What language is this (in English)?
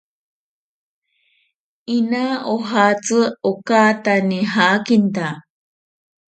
Ashéninka Perené